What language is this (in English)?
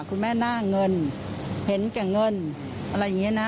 Thai